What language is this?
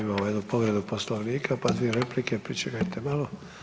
Croatian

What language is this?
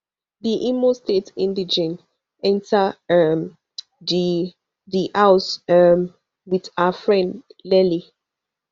Nigerian Pidgin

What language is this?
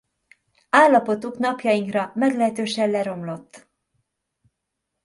Hungarian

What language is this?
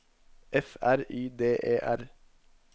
Norwegian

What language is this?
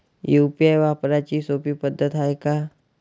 Marathi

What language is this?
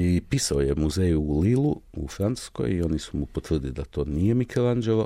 Croatian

